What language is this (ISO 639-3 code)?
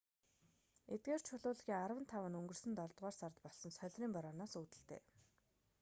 mon